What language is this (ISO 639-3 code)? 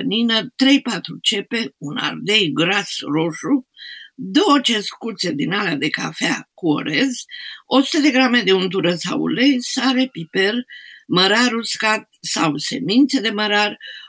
ron